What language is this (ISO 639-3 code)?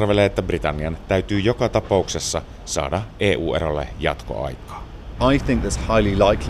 fin